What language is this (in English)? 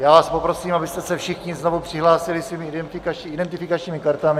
Czech